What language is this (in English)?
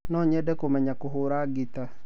Kikuyu